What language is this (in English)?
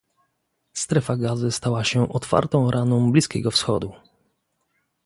Polish